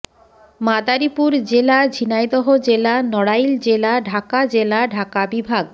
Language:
Bangla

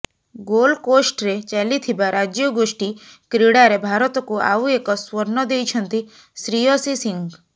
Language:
Odia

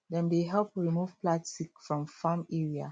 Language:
Nigerian Pidgin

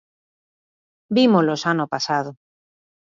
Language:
Galician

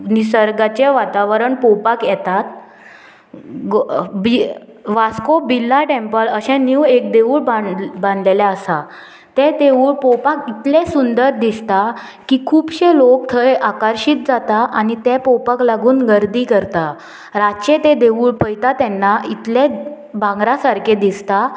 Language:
Konkani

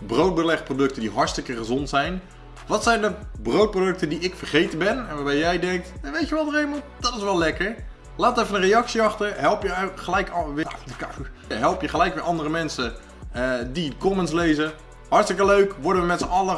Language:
Dutch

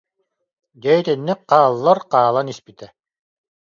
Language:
Yakut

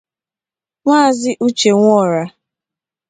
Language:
Igbo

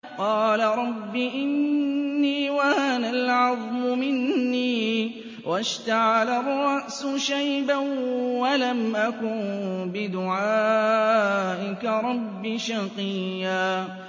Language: Arabic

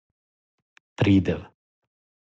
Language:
Serbian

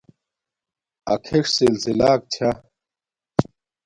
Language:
Domaaki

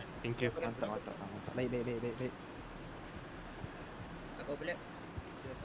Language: Malay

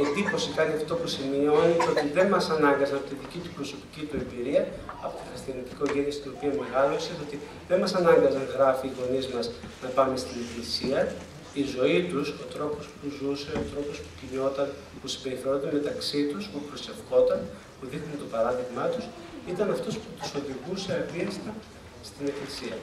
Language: Greek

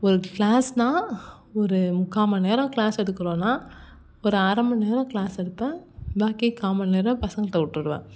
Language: Tamil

